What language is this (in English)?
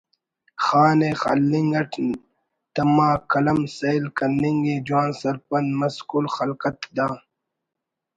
Brahui